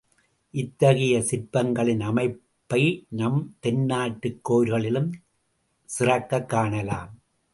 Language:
Tamil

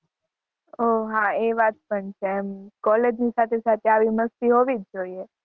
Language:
Gujarati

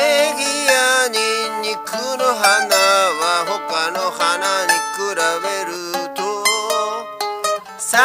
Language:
Thai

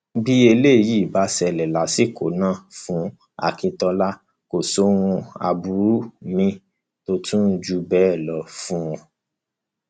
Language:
Yoruba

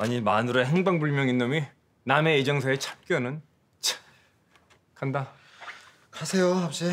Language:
Korean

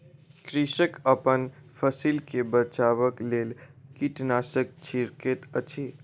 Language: Maithili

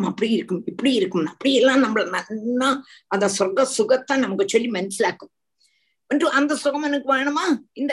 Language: Tamil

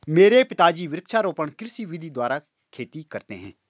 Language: Hindi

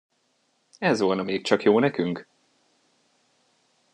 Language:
Hungarian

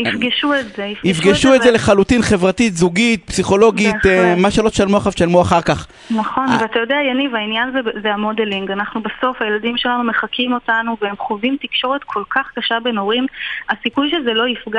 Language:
Hebrew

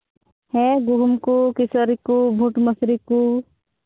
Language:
Santali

